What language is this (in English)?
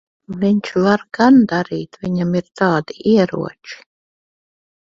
Latvian